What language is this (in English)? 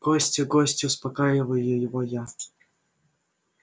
Russian